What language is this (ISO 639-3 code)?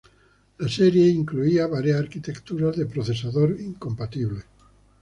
spa